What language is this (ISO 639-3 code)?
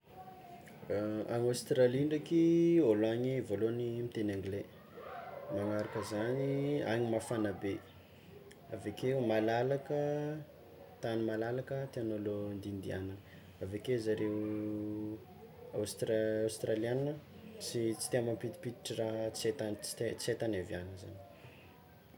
xmw